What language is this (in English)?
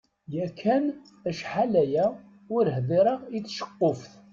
Kabyle